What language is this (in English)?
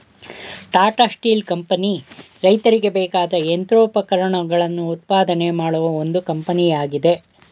Kannada